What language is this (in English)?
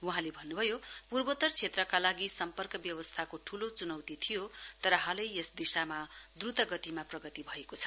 Nepali